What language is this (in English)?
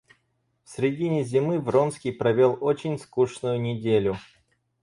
Russian